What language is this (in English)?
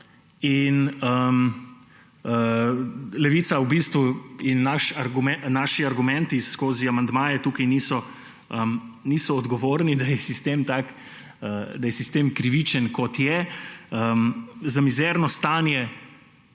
Slovenian